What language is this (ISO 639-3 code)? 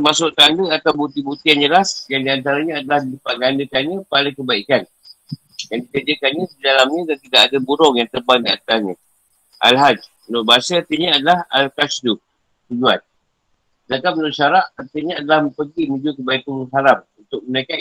msa